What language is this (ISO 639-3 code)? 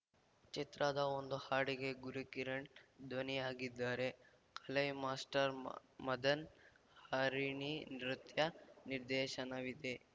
kan